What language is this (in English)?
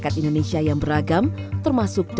Indonesian